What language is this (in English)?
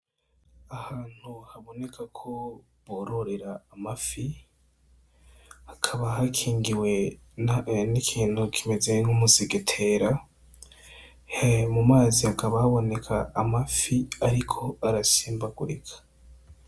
Rundi